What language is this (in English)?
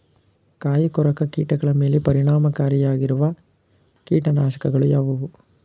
Kannada